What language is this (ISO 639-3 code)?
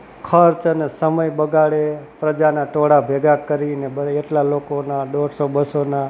guj